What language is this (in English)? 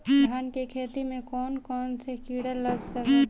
Bhojpuri